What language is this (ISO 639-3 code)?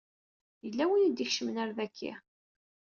kab